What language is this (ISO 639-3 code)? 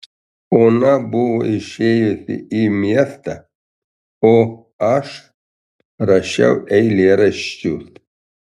lit